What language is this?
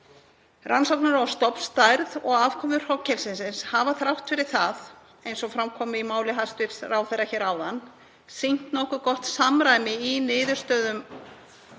Icelandic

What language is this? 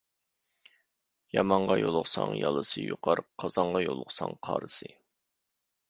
Uyghur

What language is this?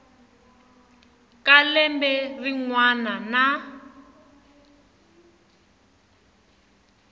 Tsonga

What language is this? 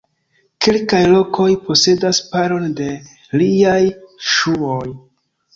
Esperanto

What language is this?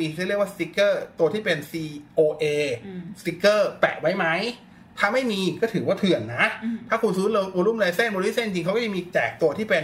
Thai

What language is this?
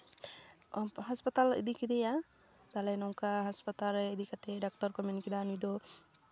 Santali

